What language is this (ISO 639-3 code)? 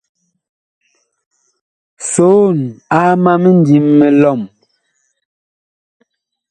bkh